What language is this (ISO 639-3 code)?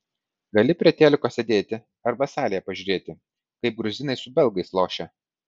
lit